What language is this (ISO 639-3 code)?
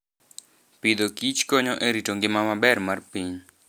luo